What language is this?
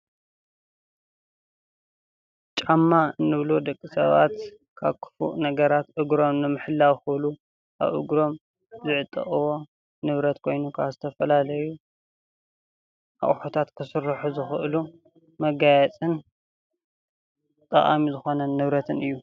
Tigrinya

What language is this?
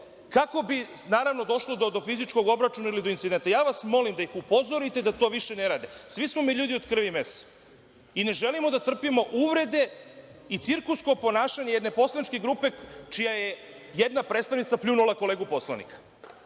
Serbian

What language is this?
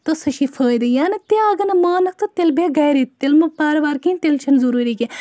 Kashmiri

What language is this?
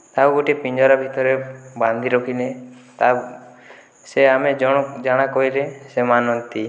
Odia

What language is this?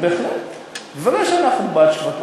Hebrew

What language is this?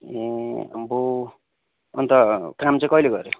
Nepali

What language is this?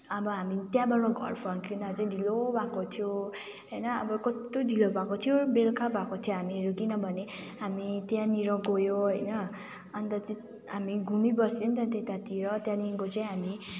Nepali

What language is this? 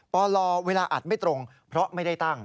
Thai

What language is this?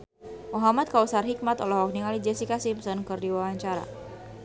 Sundanese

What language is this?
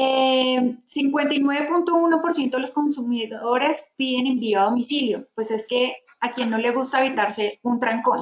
Spanish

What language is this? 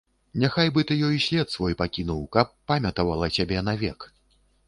Belarusian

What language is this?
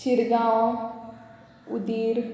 Konkani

